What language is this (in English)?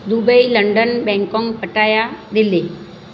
Gujarati